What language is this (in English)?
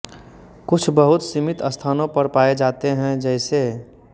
Hindi